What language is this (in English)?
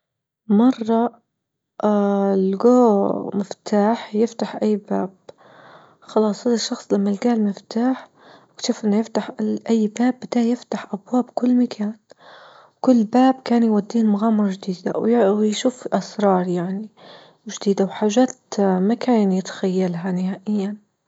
Libyan Arabic